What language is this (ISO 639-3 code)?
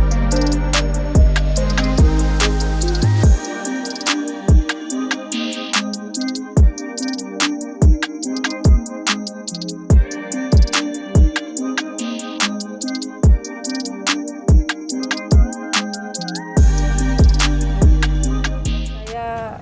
ind